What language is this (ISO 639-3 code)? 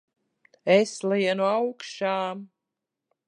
lav